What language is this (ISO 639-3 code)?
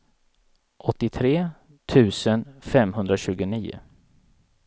swe